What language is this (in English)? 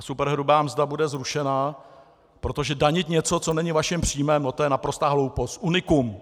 Czech